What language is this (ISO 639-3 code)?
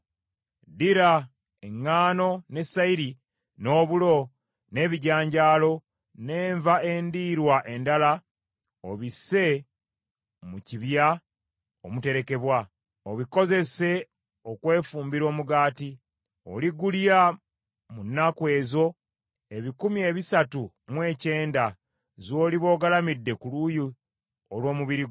lug